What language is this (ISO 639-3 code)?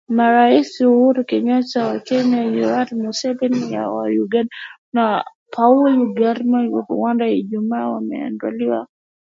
swa